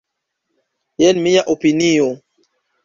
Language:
Esperanto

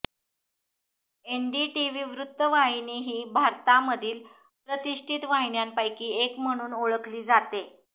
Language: Marathi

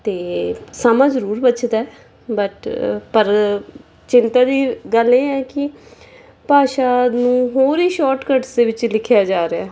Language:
Punjabi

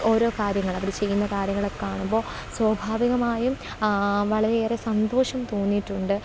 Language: Malayalam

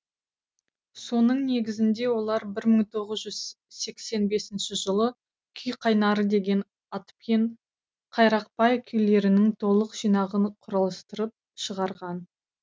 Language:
Kazakh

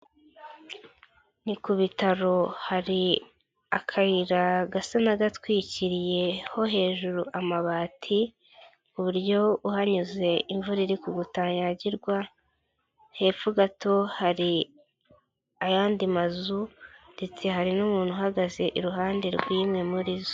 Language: Kinyarwanda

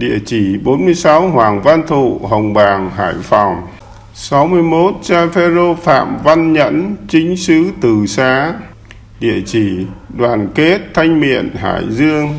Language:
Vietnamese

